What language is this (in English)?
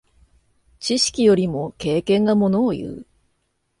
Japanese